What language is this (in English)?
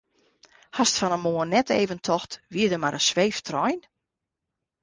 Western Frisian